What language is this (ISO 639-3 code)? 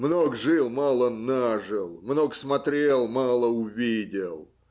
rus